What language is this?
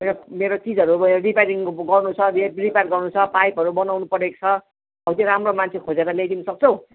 Nepali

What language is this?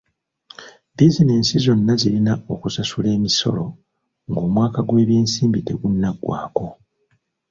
Ganda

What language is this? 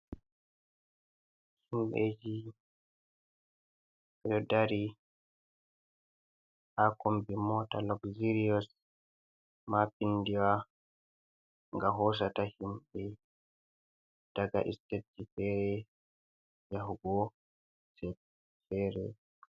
Fula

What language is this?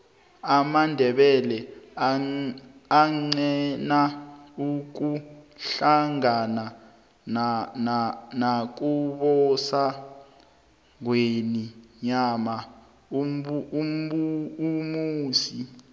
South Ndebele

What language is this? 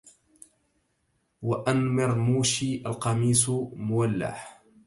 Arabic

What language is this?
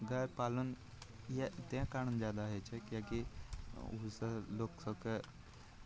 Maithili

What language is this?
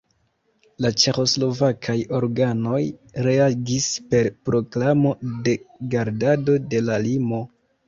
Esperanto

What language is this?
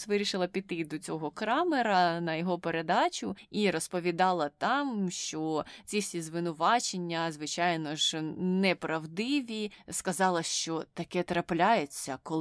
Ukrainian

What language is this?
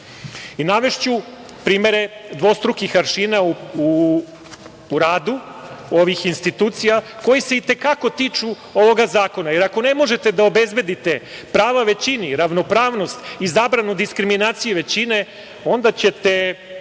Serbian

